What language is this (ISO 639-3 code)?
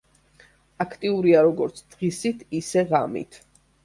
kat